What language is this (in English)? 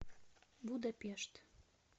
Russian